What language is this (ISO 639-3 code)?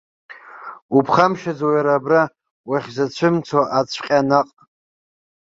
abk